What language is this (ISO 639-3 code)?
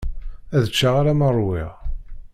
kab